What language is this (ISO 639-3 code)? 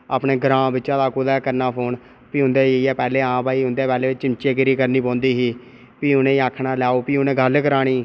doi